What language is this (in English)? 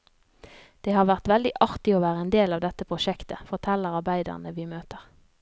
Norwegian